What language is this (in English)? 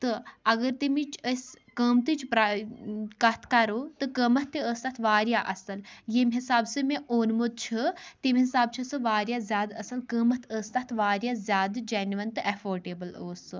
Kashmiri